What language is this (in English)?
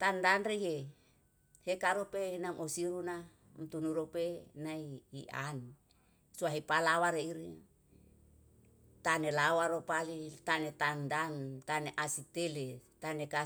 Yalahatan